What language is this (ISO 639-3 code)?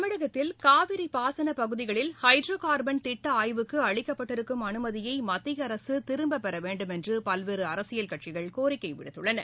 tam